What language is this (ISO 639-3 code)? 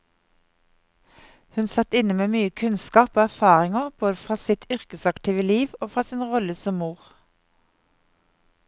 nor